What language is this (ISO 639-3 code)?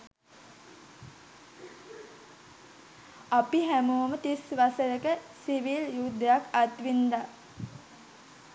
sin